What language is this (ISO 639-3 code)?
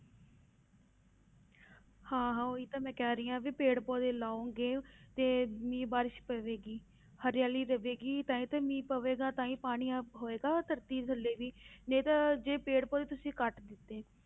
pan